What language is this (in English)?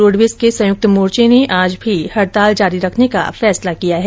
Hindi